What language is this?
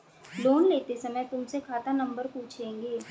Hindi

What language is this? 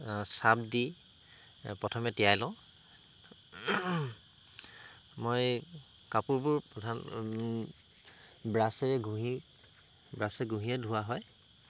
Assamese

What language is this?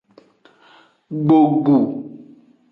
Aja (Benin)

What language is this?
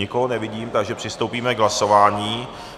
Czech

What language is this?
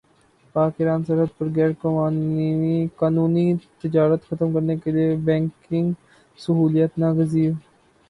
Urdu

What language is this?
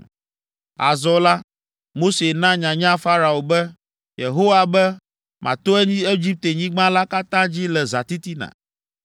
Ewe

